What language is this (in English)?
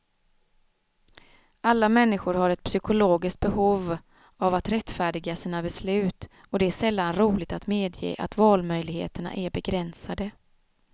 Swedish